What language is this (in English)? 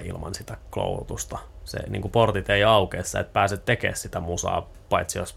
Finnish